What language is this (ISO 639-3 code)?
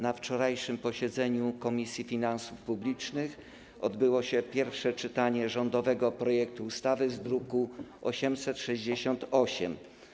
pol